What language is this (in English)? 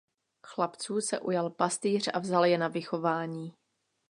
Czech